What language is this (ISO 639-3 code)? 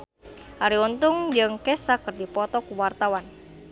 sun